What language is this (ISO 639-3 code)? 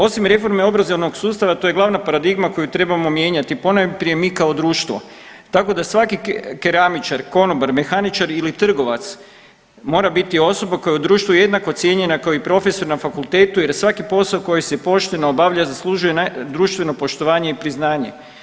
hrv